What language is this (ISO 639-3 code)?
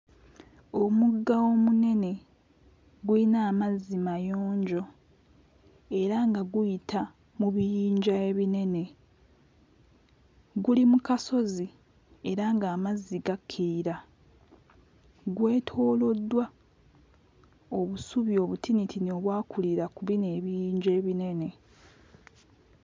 lug